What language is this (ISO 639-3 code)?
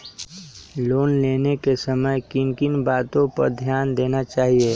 mag